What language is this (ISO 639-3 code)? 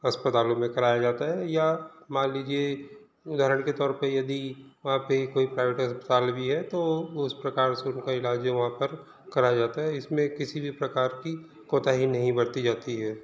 hin